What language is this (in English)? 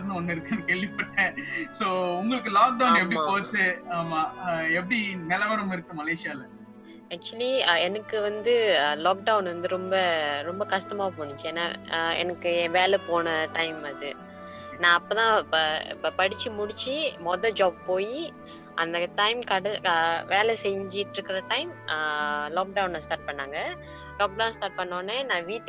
Tamil